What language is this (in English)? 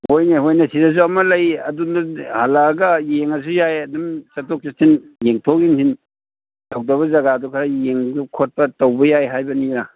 Manipuri